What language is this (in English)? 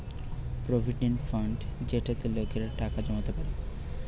Bangla